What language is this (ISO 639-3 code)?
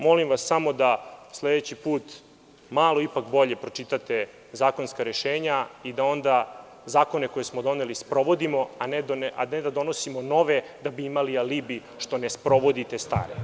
srp